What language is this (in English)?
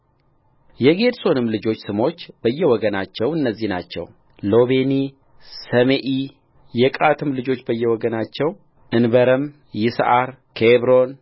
Amharic